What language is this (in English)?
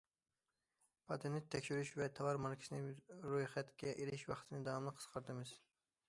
Uyghur